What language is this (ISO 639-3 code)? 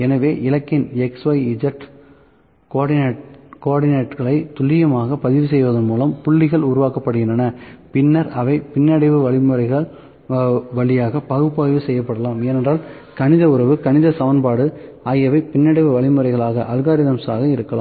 tam